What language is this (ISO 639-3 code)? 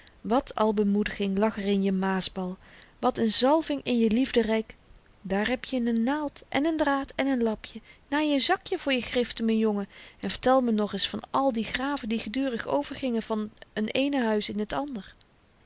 nld